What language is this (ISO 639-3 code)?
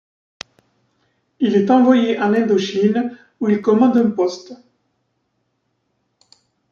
fra